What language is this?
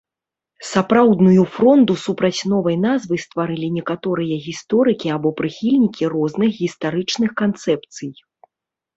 Belarusian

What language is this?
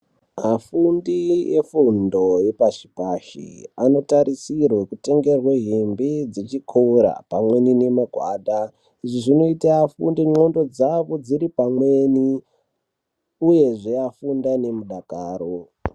Ndau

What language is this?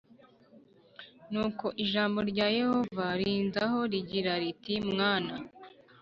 Kinyarwanda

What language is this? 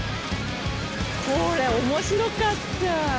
Japanese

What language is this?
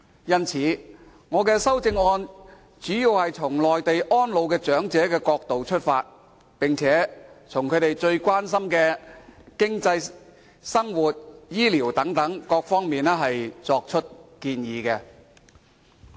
Cantonese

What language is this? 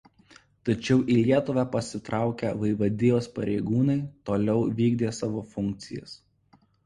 Lithuanian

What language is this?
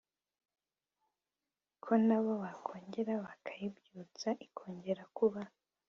Kinyarwanda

